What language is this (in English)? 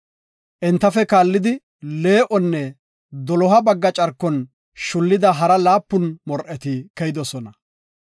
Gofa